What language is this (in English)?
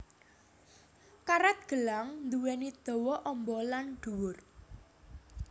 Javanese